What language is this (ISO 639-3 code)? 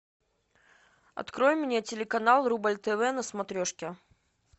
rus